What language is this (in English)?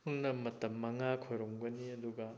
Manipuri